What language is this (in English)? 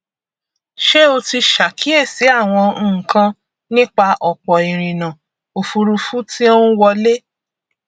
Yoruba